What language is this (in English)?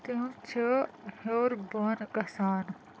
Kashmiri